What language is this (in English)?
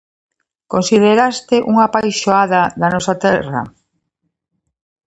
Galician